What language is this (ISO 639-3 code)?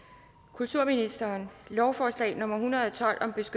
dan